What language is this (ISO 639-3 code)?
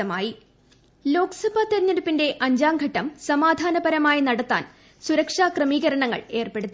mal